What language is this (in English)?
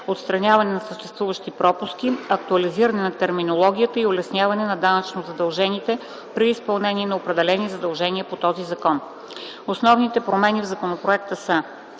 Bulgarian